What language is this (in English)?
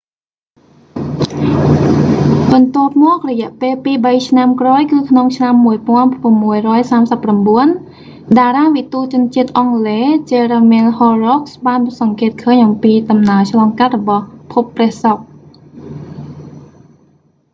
Khmer